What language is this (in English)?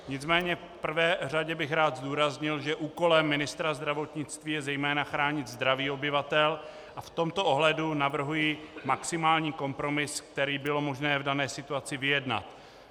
Czech